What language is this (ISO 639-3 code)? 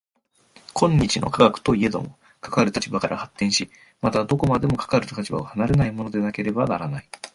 jpn